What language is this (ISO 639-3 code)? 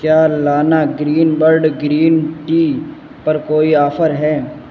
urd